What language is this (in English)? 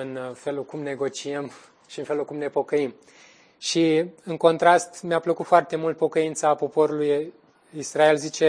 Romanian